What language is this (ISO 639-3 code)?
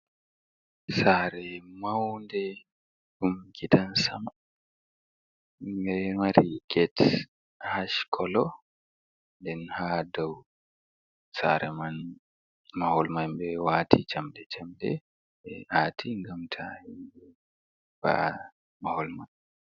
ful